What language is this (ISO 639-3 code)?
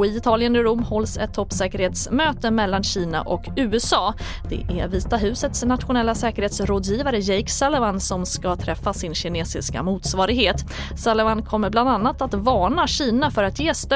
swe